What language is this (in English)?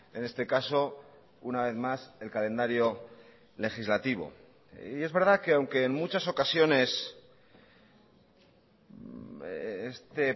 Spanish